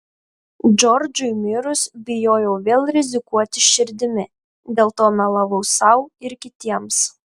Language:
Lithuanian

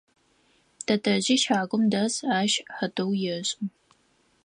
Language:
Adyghe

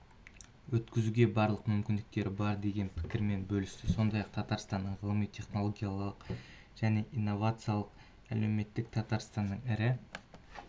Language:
Kazakh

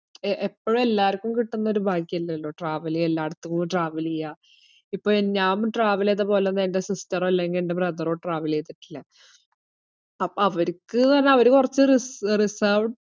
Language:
Malayalam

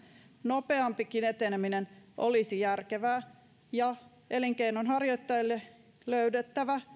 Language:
Finnish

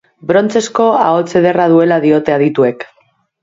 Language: Basque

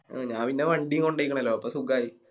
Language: Malayalam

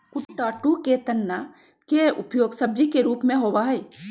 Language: Magahi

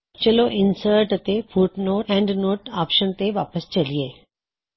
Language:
Punjabi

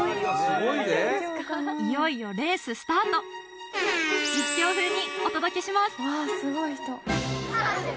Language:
Japanese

